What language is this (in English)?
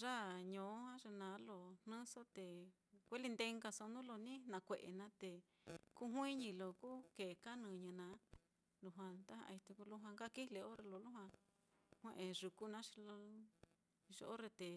Mitlatongo Mixtec